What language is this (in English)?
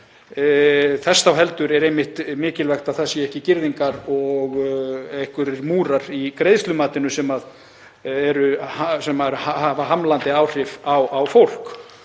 Icelandic